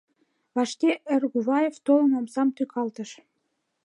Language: Mari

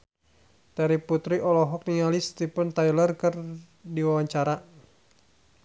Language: Sundanese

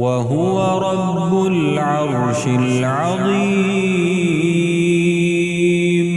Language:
Arabic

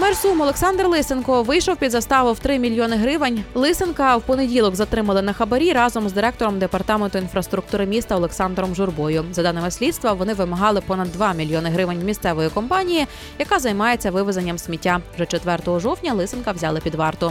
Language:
Ukrainian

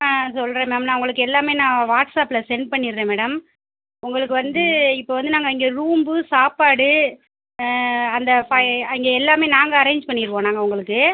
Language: Tamil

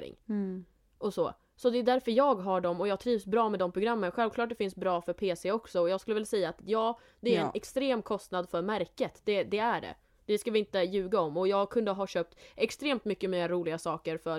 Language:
Swedish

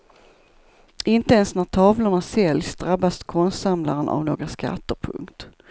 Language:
Swedish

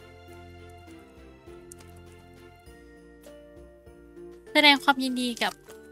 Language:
Thai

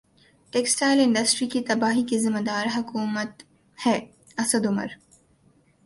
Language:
Urdu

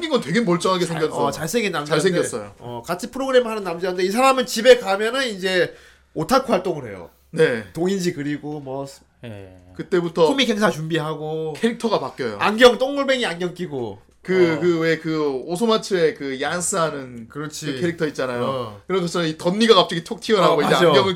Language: Korean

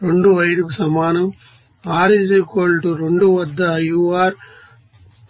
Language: Telugu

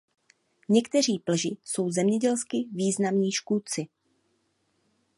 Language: Czech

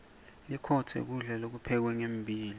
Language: Swati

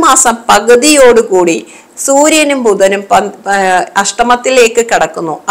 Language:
Malayalam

